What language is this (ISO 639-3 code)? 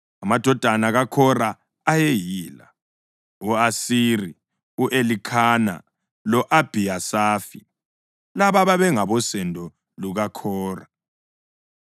nde